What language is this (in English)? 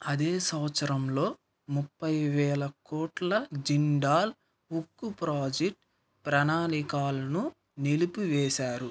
Telugu